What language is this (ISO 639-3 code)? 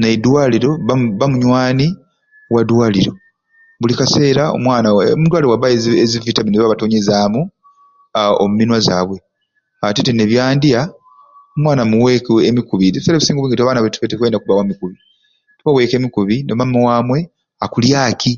ruc